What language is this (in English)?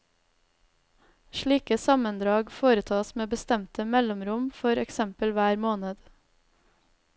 Norwegian